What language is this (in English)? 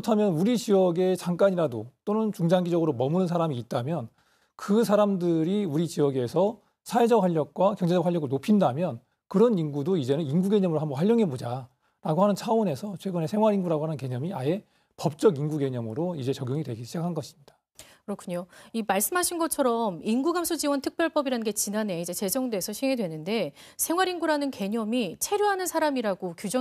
Korean